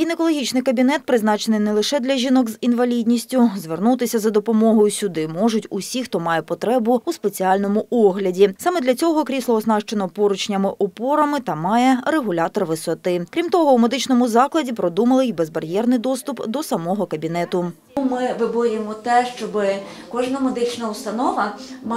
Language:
Ukrainian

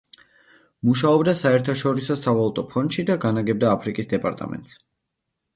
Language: Georgian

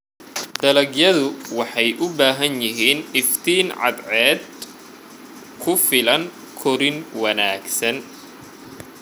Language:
Somali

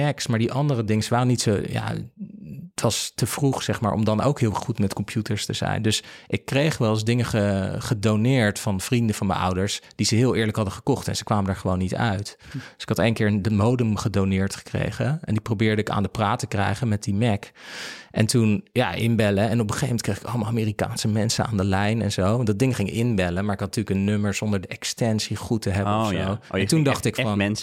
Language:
Dutch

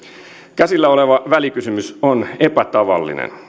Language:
Finnish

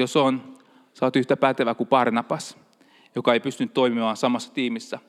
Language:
Finnish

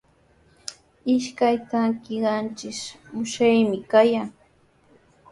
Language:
Sihuas Ancash Quechua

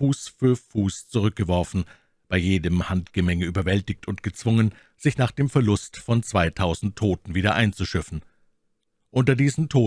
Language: German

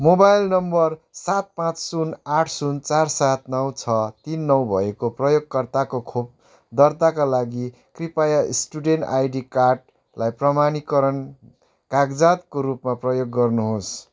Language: Nepali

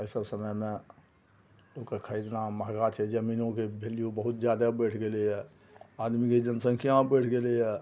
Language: Maithili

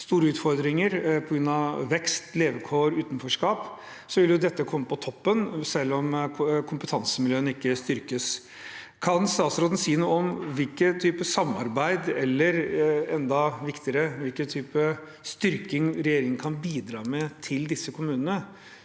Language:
Norwegian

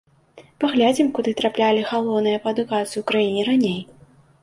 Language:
Belarusian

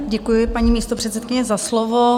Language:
Czech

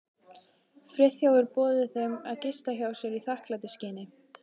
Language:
Icelandic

